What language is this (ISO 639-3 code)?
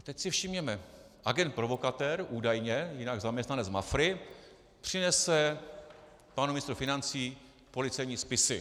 ces